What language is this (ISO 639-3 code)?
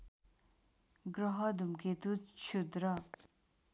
nep